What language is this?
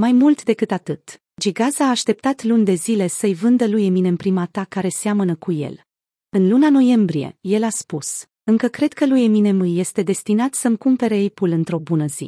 Romanian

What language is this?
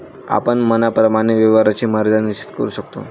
Marathi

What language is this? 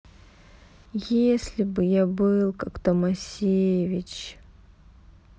Russian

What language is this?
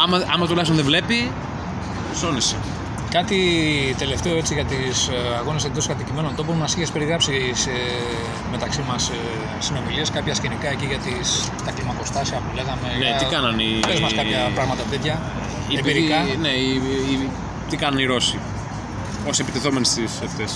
Greek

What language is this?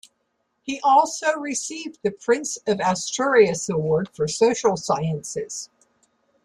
English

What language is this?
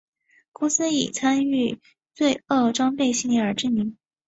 Chinese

